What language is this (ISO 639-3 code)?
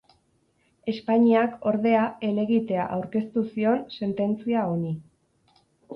eus